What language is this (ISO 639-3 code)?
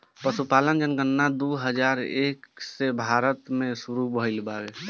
bho